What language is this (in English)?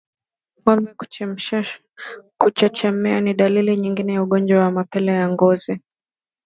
Swahili